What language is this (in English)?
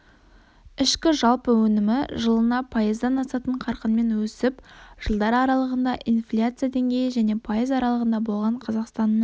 Kazakh